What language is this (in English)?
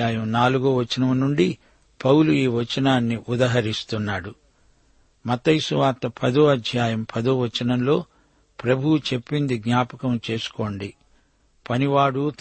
Telugu